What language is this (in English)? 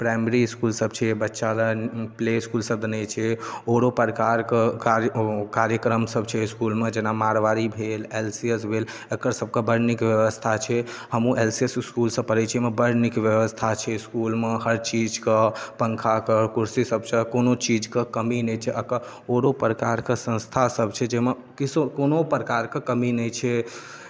Maithili